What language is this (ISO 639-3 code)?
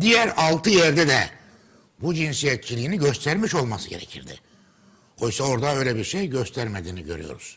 tur